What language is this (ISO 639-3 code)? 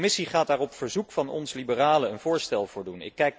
nld